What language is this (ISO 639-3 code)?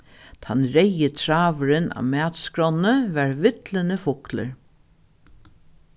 fao